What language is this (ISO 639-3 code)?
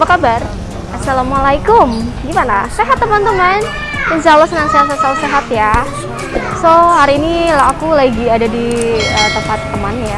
ind